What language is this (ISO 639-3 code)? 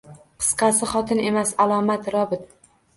uzb